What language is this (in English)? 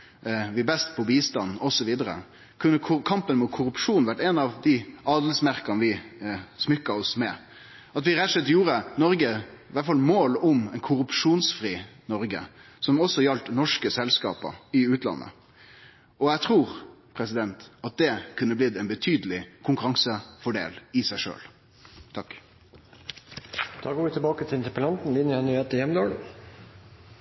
Norwegian Nynorsk